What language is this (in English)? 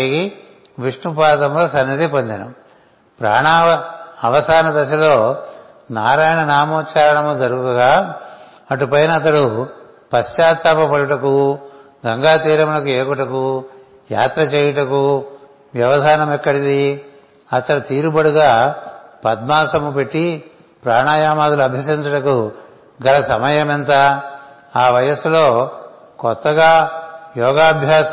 Telugu